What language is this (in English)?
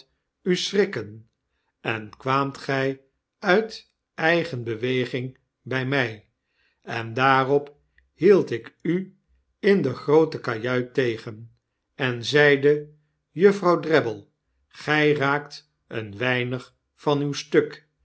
Dutch